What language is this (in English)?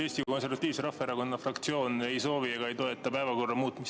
Estonian